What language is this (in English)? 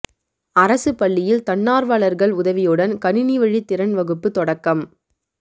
Tamil